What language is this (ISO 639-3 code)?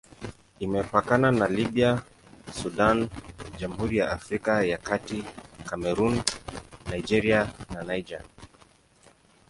swa